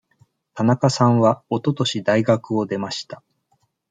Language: Japanese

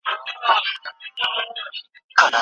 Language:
Pashto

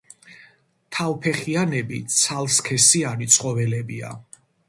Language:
Georgian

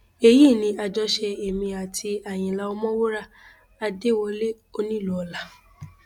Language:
Yoruba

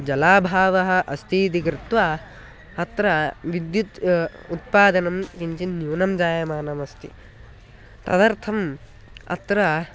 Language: Sanskrit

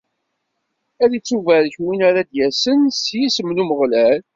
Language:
Kabyle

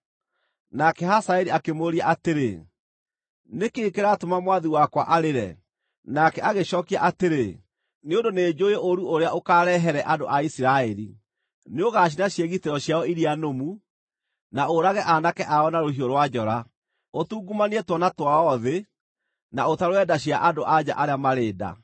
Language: Kikuyu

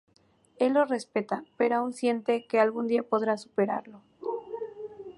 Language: Spanish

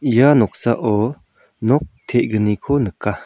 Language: Garo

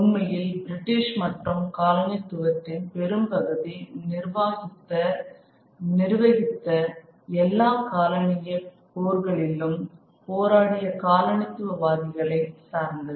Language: Tamil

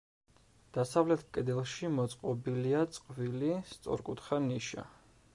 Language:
Georgian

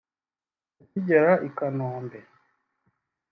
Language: Kinyarwanda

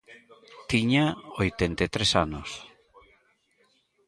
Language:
Galician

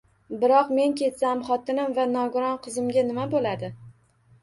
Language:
Uzbek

